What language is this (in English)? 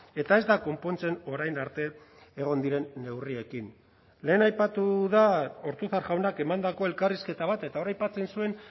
Basque